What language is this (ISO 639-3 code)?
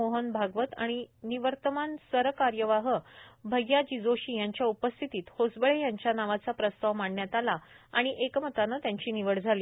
mar